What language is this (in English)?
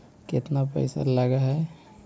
Magahi